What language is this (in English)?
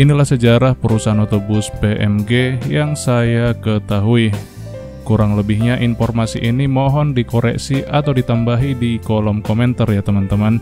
Indonesian